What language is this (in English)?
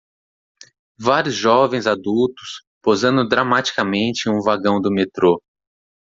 Portuguese